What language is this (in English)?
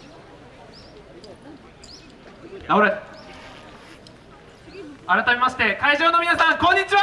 Japanese